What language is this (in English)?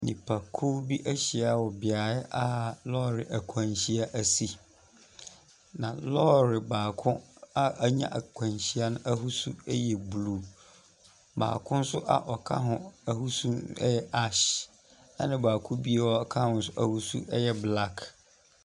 Akan